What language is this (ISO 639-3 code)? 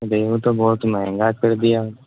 urd